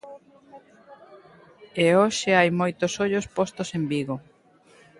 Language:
Galician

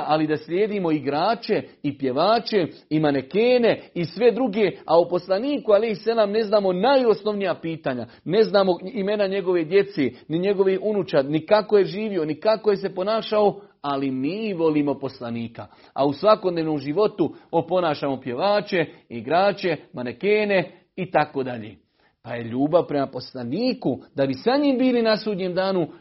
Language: Croatian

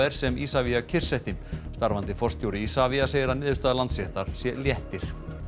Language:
Icelandic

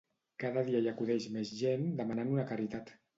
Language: Catalan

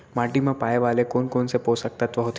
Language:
Chhattisgarhi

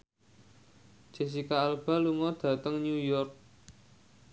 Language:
Javanese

